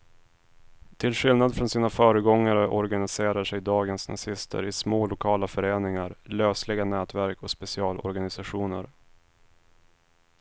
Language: Swedish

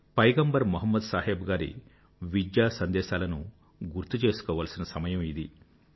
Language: Telugu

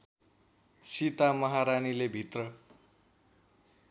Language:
Nepali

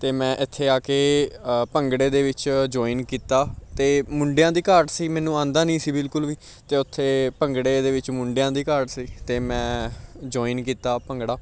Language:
Punjabi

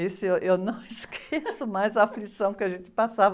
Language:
Portuguese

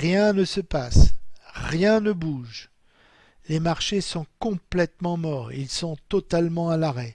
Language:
French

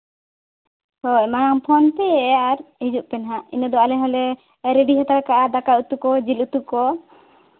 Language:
Santali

